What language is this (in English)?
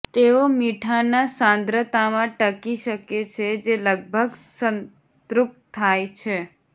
Gujarati